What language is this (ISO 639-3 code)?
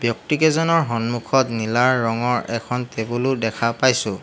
asm